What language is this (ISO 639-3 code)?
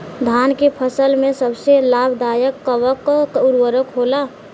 bho